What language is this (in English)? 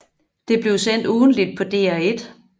Danish